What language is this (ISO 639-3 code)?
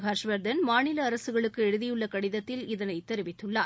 tam